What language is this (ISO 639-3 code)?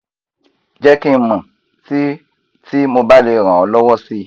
yor